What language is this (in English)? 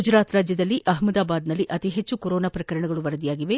Kannada